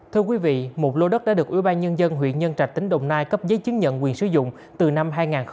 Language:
Vietnamese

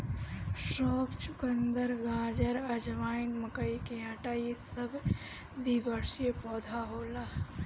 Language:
Bhojpuri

